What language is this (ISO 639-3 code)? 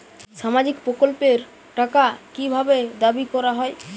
ben